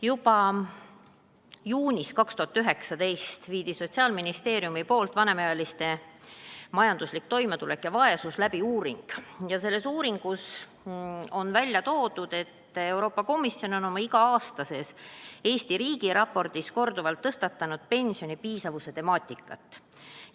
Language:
Estonian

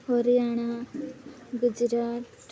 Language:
Odia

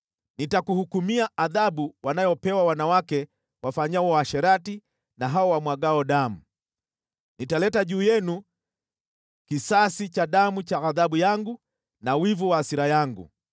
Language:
Swahili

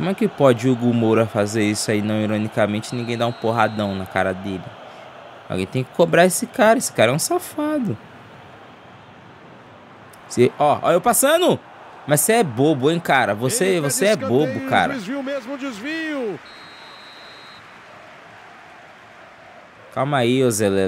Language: Portuguese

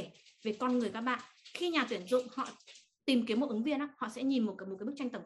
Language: Vietnamese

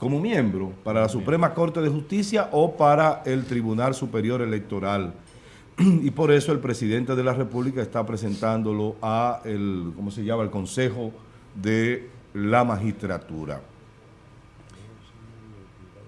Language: Spanish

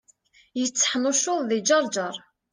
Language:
Kabyle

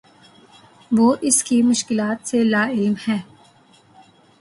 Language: Urdu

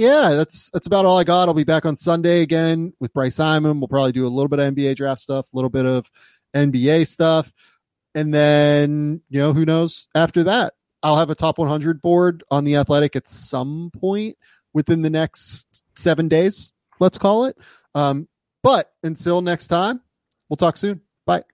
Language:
English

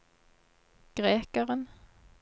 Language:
Norwegian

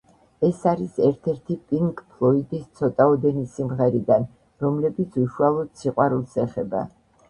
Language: Georgian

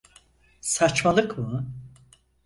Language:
Turkish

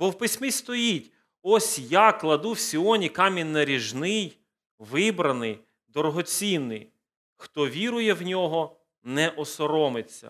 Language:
Ukrainian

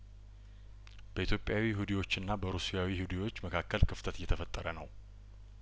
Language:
Amharic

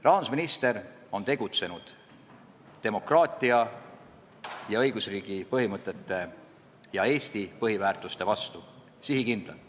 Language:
Estonian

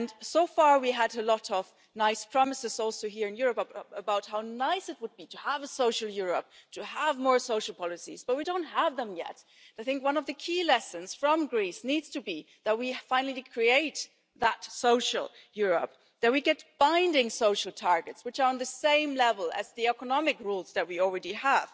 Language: English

